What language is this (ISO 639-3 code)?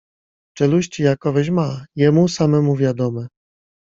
pol